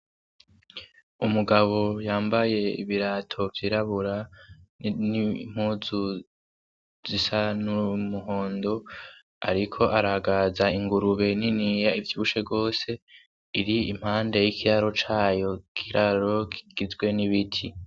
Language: Rundi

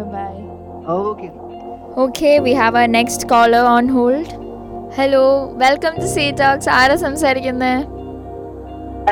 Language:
Malayalam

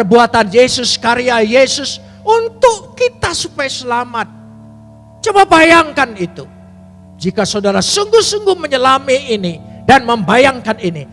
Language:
Indonesian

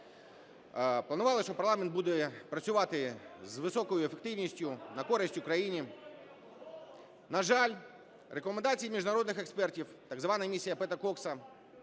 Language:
Ukrainian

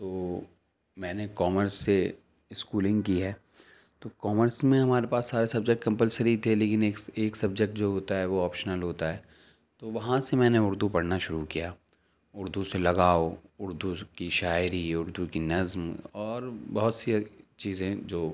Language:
Urdu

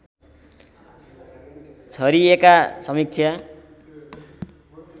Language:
Nepali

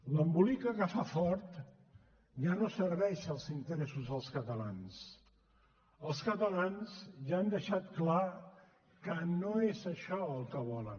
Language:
Catalan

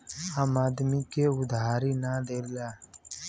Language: Bhojpuri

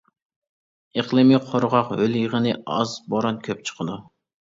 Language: Uyghur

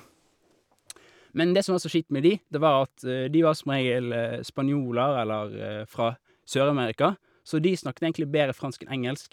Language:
Norwegian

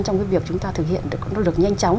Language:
Vietnamese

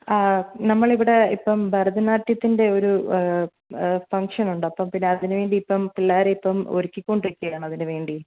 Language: Malayalam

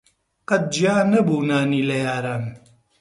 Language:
Central Kurdish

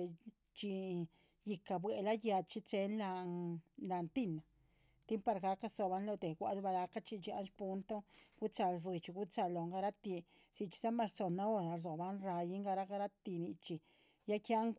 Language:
Chichicapan Zapotec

